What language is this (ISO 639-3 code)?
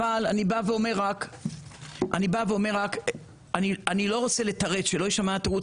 heb